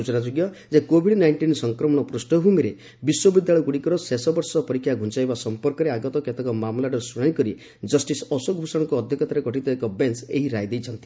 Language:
Odia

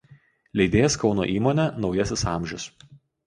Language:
Lithuanian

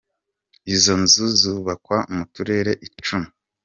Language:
Kinyarwanda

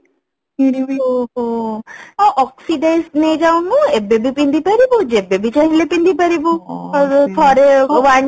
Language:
Odia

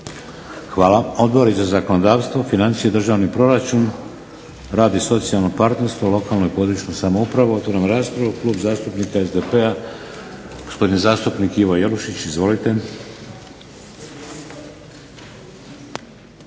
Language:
Croatian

